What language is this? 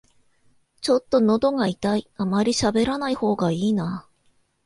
Japanese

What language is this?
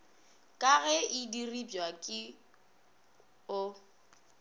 Northern Sotho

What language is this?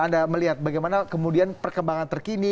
Indonesian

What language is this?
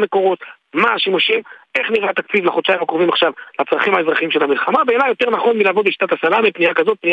Hebrew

